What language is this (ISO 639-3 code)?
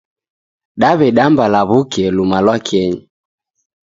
dav